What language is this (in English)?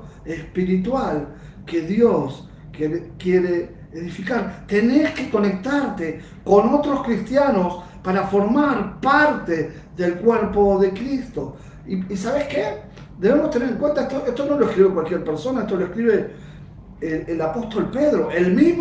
Spanish